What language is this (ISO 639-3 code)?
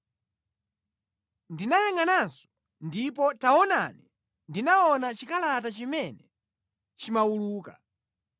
nya